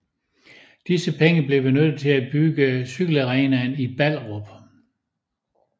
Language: Danish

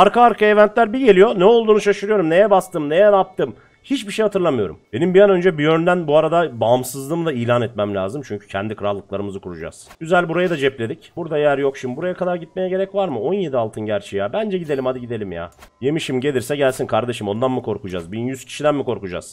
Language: Turkish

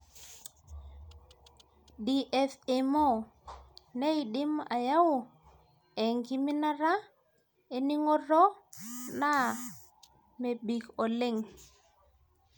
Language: Masai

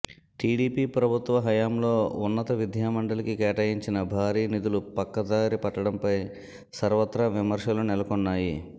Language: Telugu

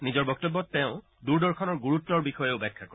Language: Assamese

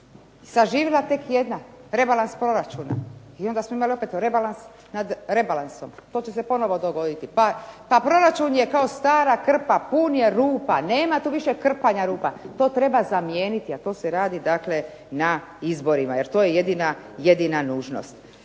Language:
Croatian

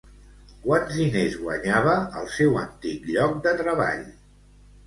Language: Catalan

